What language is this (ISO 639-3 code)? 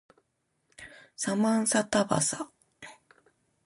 jpn